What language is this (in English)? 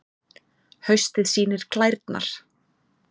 Icelandic